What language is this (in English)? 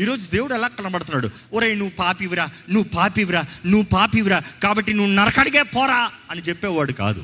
Telugu